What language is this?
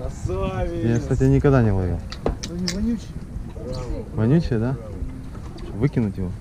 Russian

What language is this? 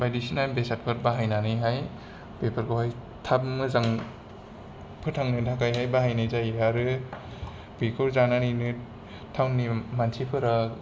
Bodo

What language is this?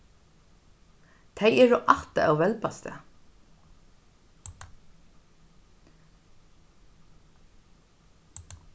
Faroese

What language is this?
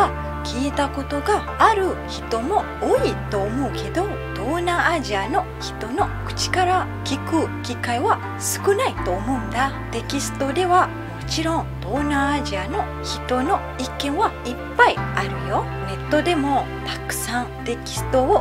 Japanese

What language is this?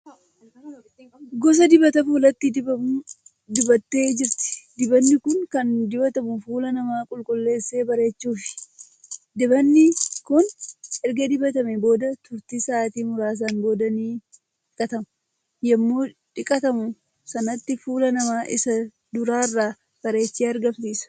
Oromo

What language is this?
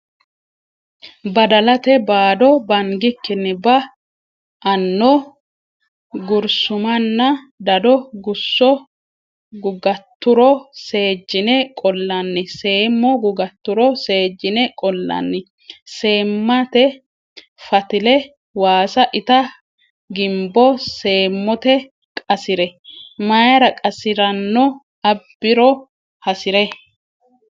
Sidamo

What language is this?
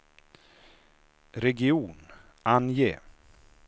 Swedish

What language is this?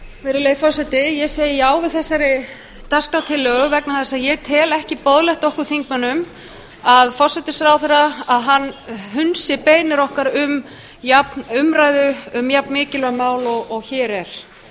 Icelandic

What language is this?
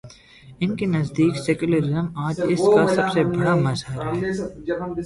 Urdu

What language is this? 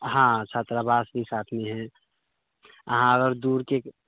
Maithili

